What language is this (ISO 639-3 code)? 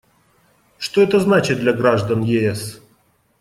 rus